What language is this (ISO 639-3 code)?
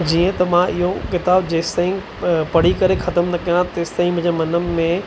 snd